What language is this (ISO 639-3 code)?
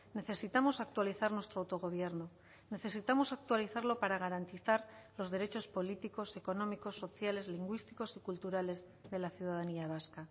spa